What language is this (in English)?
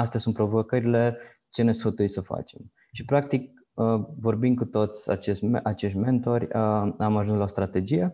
Romanian